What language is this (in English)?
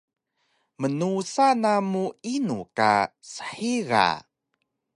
Taroko